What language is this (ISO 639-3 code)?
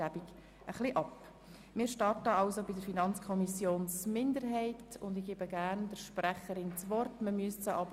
gsw